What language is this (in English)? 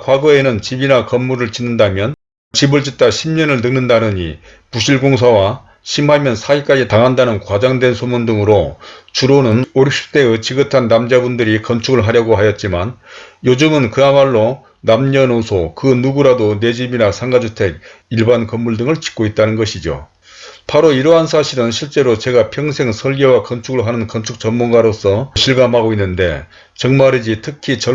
Korean